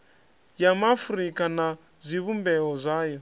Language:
Venda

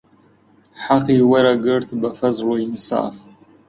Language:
Central Kurdish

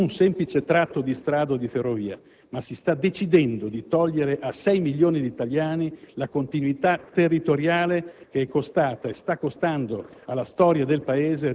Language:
Italian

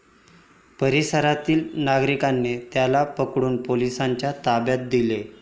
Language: Marathi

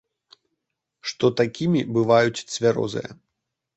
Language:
Belarusian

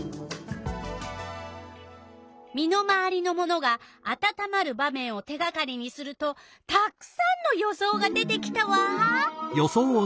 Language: Japanese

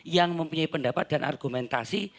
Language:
Indonesian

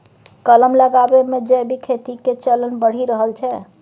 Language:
Maithili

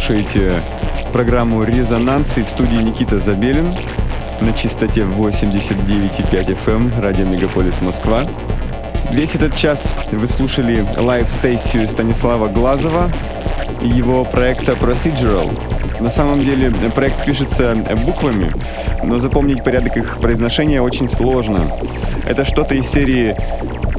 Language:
Russian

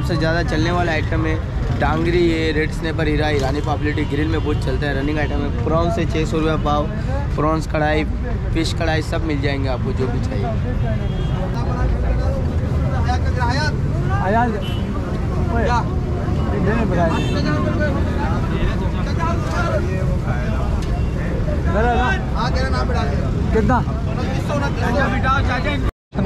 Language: Hindi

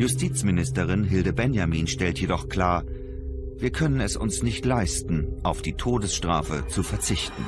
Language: German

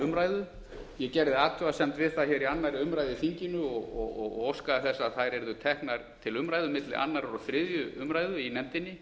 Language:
Icelandic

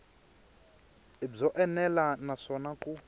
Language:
Tsonga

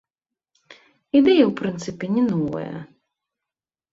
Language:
Belarusian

